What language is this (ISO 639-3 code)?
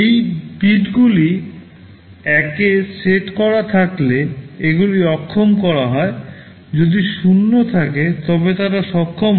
ben